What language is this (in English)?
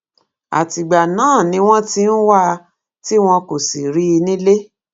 Yoruba